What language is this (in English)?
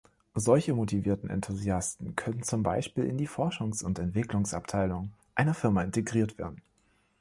German